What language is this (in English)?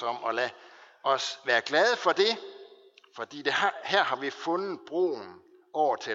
Danish